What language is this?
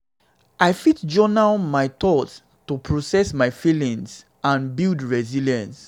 Nigerian Pidgin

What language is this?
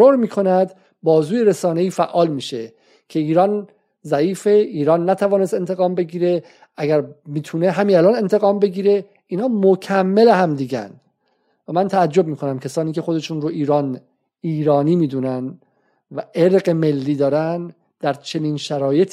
Persian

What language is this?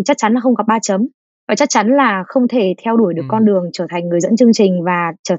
Vietnamese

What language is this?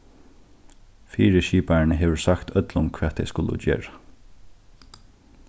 Faroese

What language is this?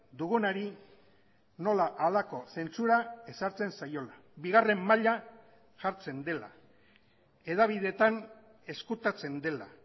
Basque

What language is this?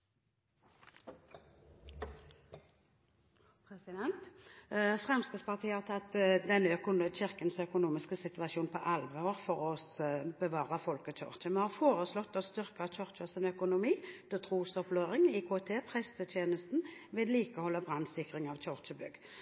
Norwegian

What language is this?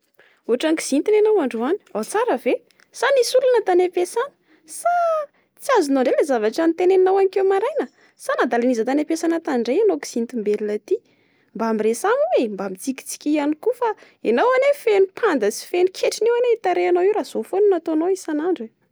Malagasy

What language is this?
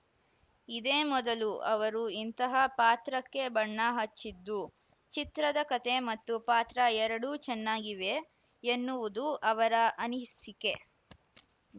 Kannada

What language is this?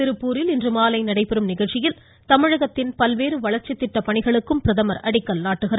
Tamil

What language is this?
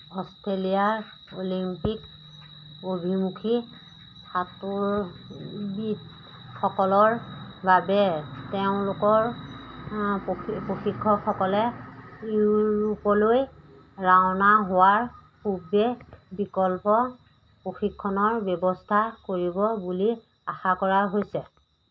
Assamese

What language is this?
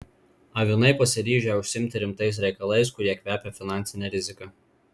Lithuanian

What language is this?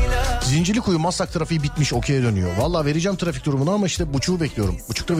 Turkish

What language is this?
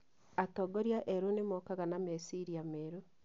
Kikuyu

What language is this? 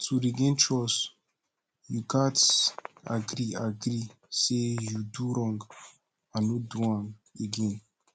Nigerian Pidgin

